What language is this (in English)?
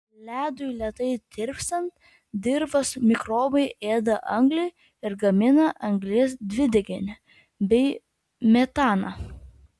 Lithuanian